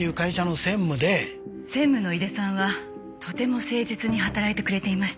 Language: Japanese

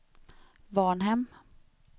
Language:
Swedish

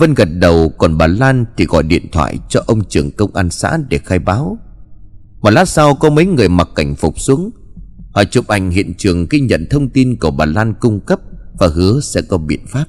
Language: Vietnamese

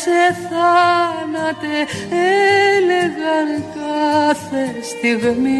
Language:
Greek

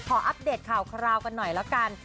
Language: Thai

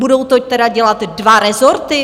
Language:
Czech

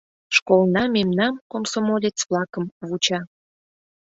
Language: Mari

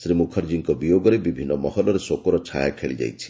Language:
Odia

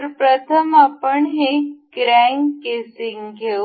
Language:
Marathi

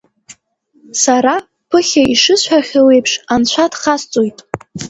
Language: Abkhazian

